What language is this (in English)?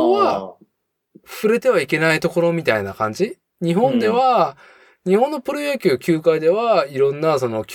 Japanese